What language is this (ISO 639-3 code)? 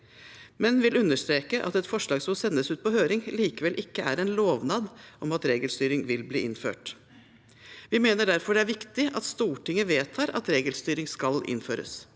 nor